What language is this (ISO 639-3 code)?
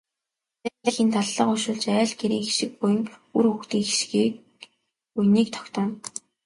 mon